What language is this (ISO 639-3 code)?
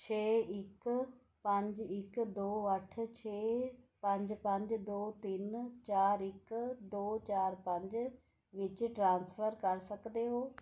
pan